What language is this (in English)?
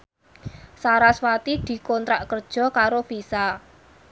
Javanese